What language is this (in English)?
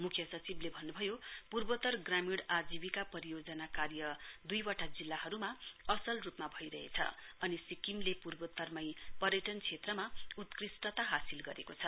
Nepali